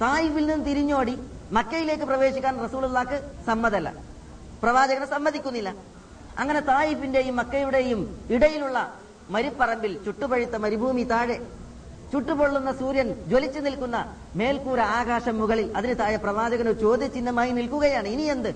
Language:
Malayalam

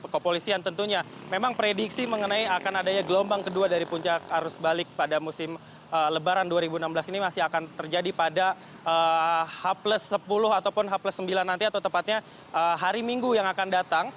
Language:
Indonesian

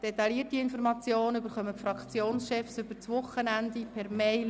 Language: Swiss German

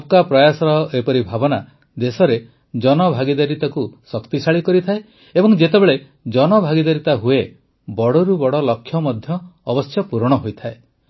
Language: Odia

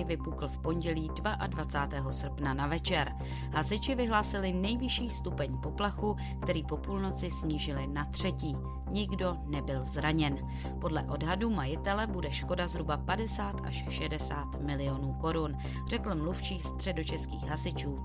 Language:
Czech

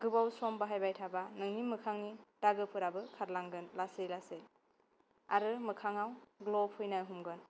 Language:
Bodo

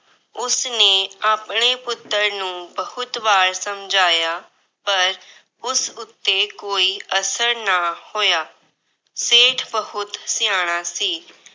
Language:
Punjabi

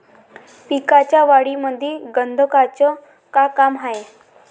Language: Marathi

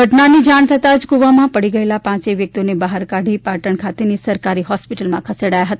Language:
Gujarati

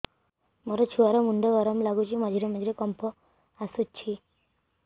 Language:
Odia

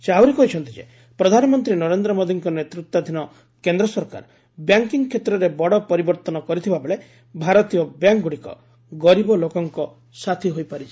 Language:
Odia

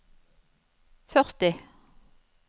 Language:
Norwegian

